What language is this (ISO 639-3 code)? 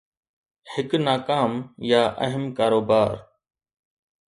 snd